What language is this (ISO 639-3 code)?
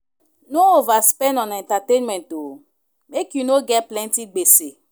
pcm